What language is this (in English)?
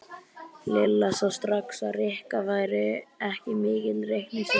Icelandic